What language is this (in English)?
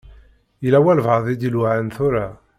Kabyle